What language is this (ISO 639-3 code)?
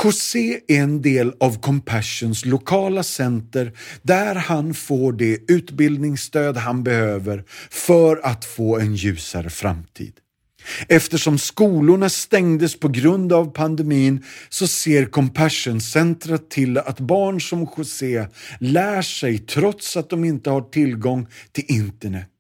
swe